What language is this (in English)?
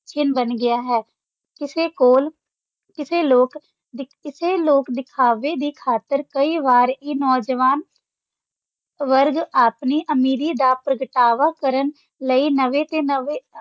Punjabi